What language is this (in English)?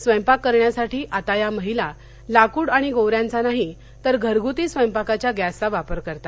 Marathi